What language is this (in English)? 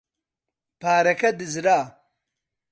Central Kurdish